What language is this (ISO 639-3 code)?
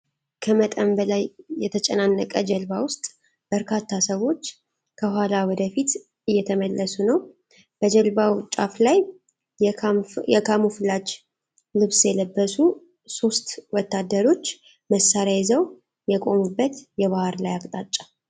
amh